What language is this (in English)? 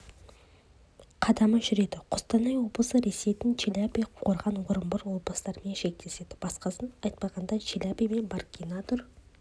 Kazakh